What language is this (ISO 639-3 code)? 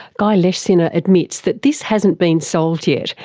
eng